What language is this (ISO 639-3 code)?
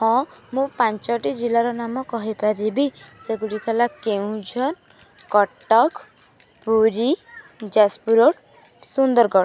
ori